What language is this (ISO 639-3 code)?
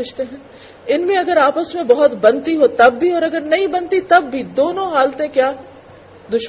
urd